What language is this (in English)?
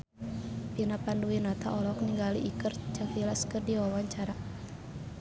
Sundanese